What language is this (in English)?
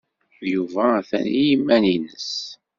Kabyle